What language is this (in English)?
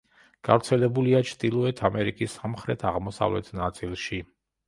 Georgian